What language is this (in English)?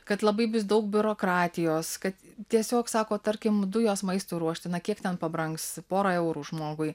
Lithuanian